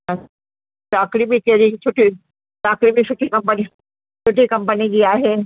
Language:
Sindhi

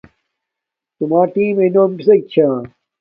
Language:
Domaaki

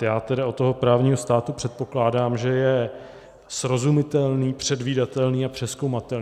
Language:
Czech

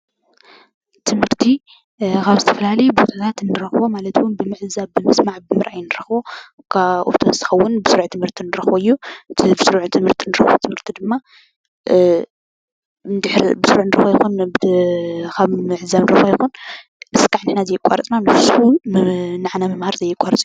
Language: Tigrinya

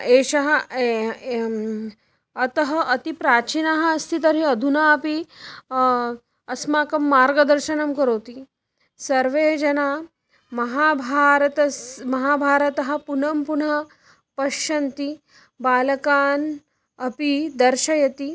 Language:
Sanskrit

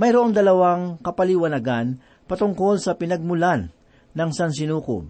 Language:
Filipino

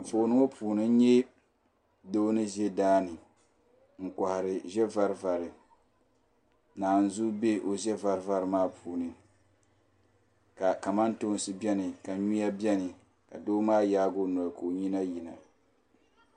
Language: Dagbani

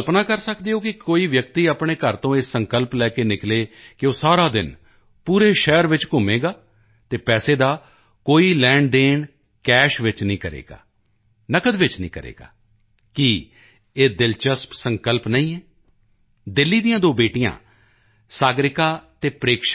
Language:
Punjabi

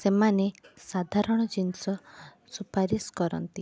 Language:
Odia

